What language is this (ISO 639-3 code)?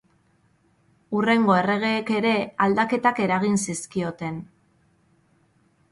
eus